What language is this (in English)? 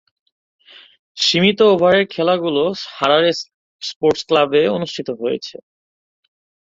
Bangla